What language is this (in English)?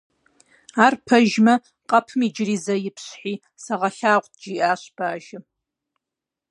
Kabardian